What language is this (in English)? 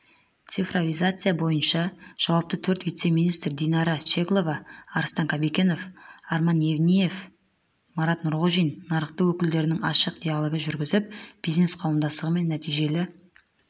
Kazakh